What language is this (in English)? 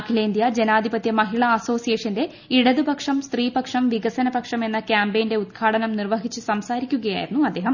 Malayalam